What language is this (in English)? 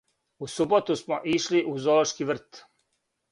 Serbian